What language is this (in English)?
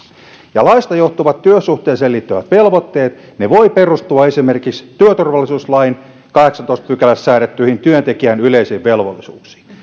Finnish